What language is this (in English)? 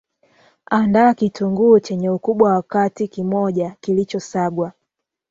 Swahili